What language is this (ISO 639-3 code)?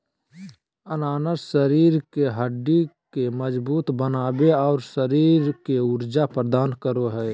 mag